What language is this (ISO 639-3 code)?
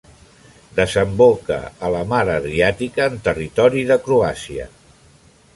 cat